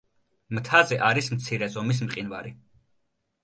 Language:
Georgian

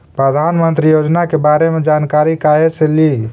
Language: Magahi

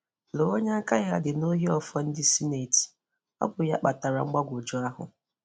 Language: Igbo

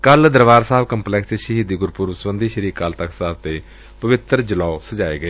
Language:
Punjabi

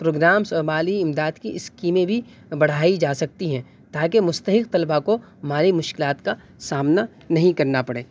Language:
Urdu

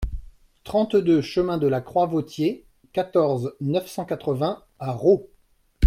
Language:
French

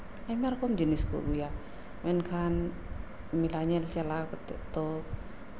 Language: Santali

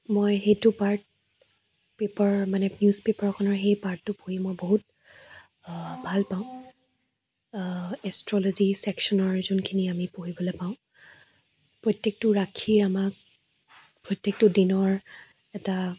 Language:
Assamese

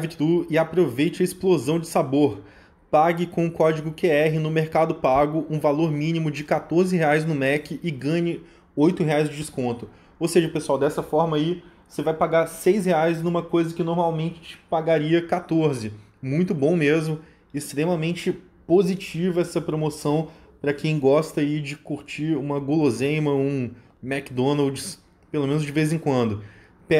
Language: Portuguese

